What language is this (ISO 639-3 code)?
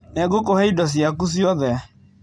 kik